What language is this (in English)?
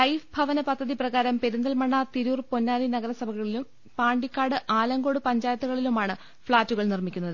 Malayalam